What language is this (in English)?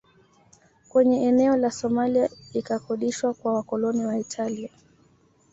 Swahili